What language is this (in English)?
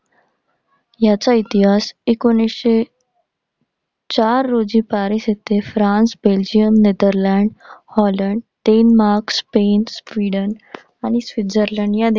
Marathi